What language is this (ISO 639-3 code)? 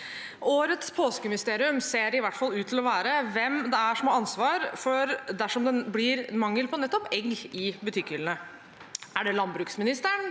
nor